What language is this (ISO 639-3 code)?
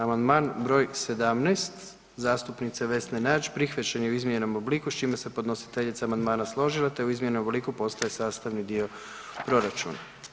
hrv